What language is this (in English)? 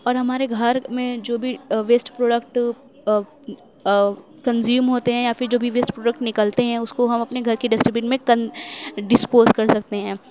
Urdu